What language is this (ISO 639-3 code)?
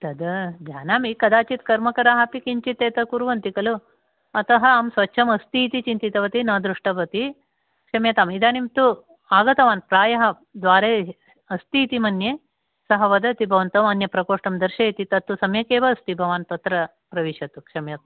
san